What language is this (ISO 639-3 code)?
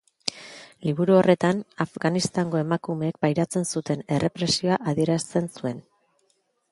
eus